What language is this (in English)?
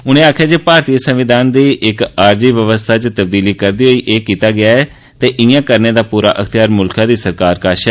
Dogri